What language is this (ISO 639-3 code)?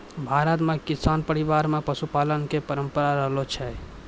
mai